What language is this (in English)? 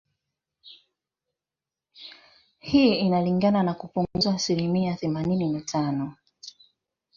Swahili